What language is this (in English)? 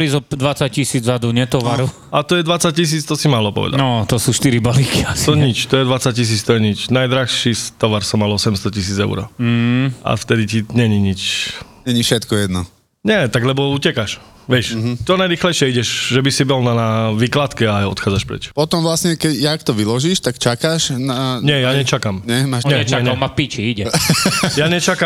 Slovak